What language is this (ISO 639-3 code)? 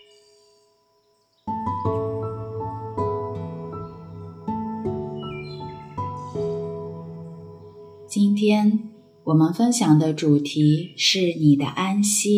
zho